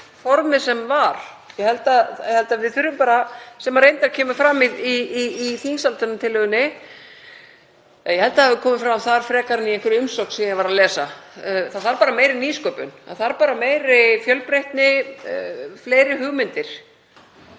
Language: Icelandic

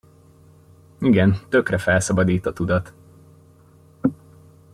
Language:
Hungarian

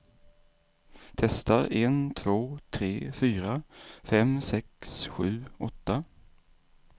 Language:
Swedish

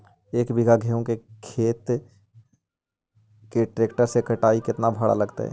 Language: Magahi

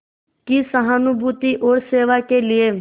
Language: Hindi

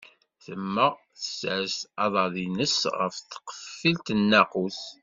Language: Kabyle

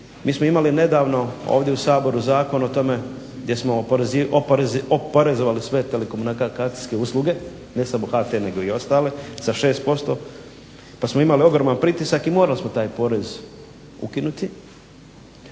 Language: Croatian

